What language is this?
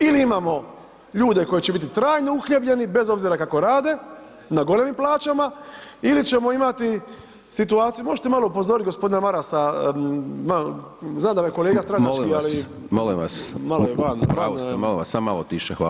Croatian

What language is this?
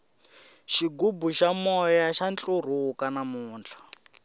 Tsonga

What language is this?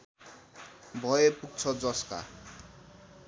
Nepali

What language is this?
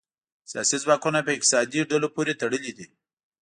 Pashto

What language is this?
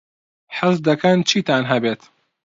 Central Kurdish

